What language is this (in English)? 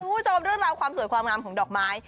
Thai